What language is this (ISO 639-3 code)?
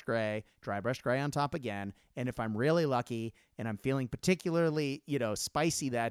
eng